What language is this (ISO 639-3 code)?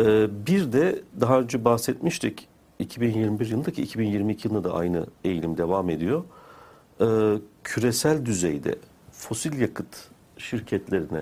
tur